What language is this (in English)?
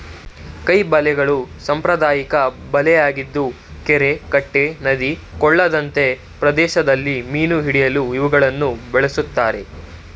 Kannada